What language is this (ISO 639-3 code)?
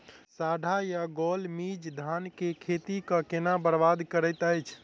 mai